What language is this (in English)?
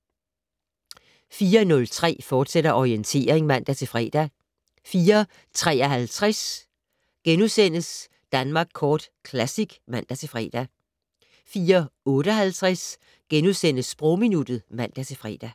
Danish